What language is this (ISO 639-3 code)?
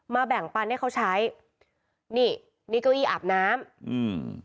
tha